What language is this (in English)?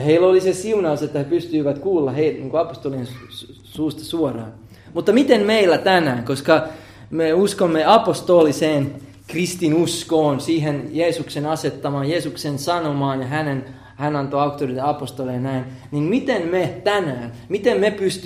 Finnish